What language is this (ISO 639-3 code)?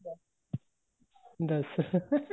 pan